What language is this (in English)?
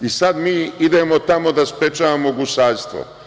Serbian